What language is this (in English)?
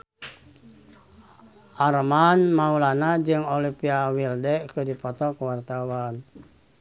Sundanese